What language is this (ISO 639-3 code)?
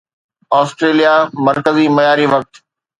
snd